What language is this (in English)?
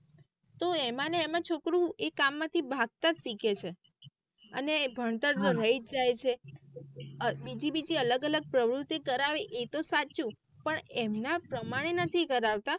Gujarati